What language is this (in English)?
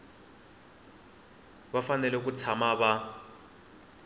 Tsonga